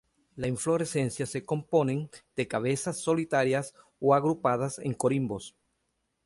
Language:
Spanish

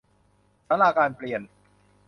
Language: Thai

